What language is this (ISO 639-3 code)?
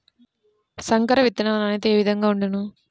tel